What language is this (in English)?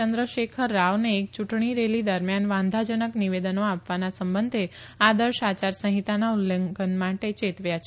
Gujarati